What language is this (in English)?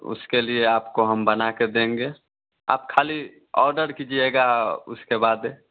Hindi